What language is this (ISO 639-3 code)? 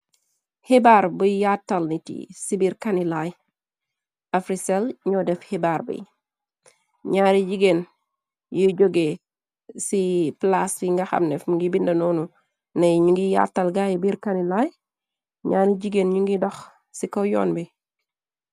wol